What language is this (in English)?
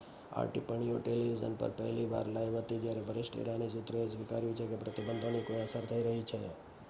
Gujarati